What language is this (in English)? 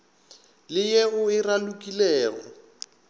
Northern Sotho